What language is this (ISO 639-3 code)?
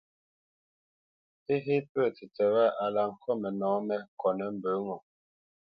bce